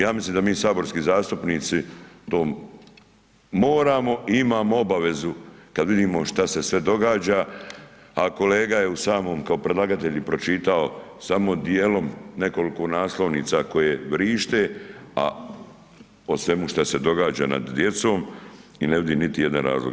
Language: Croatian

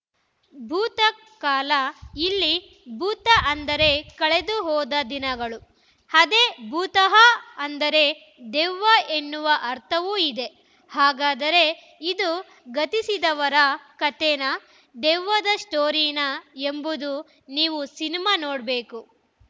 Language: Kannada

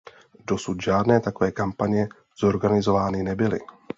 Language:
Czech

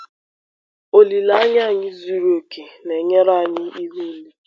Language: Igbo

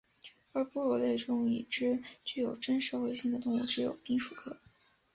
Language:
Chinese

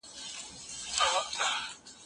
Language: Pashto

